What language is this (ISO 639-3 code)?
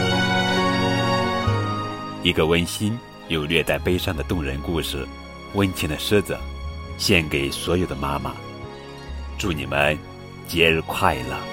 zho